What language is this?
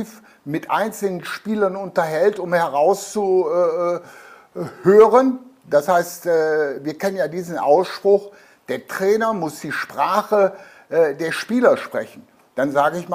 German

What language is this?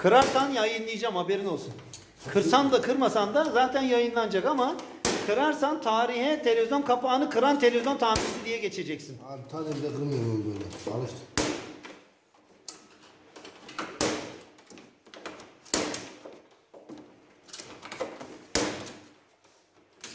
Turkish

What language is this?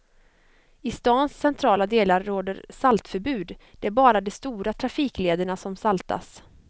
Swedish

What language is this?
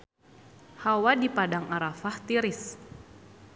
Sundanese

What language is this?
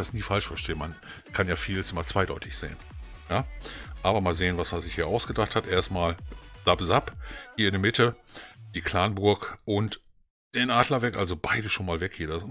German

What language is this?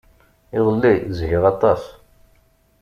Kabyle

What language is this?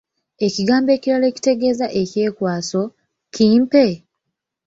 Ganda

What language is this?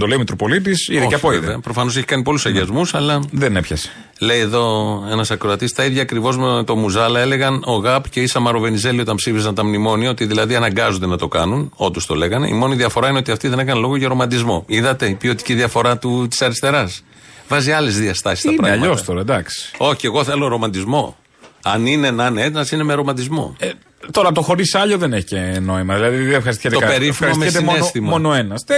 Greek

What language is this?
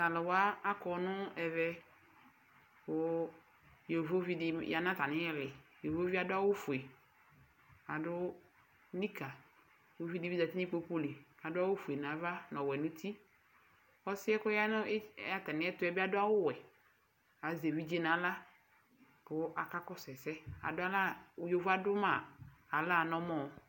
Ikposo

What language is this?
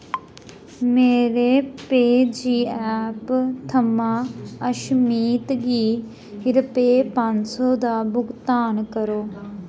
Dogri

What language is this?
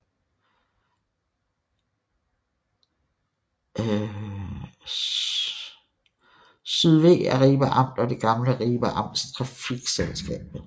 Danish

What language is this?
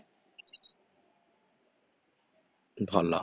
Odia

